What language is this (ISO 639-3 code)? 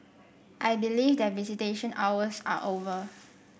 eng